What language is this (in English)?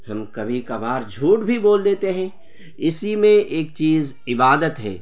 Urdu